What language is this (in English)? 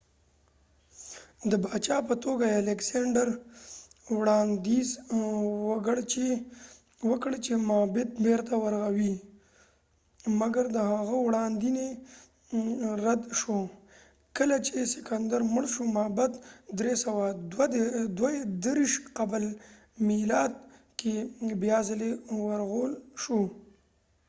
Pashto